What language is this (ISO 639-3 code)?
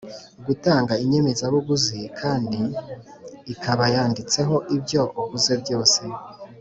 kin